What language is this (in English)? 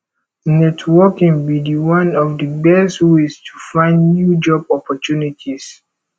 Nigerian Pidgin